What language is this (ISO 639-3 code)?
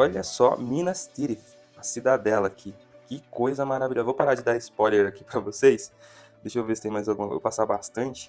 por